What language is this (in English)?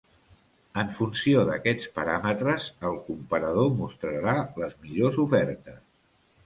Catalan